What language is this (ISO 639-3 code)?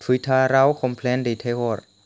brx